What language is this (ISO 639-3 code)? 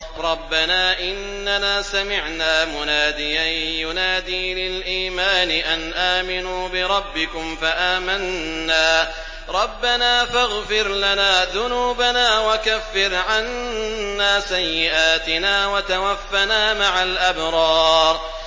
ara